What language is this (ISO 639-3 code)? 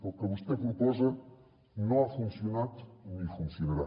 cat